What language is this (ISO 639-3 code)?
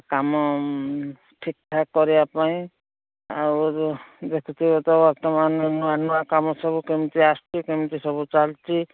ori